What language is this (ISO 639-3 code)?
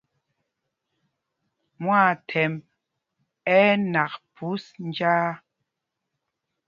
mgg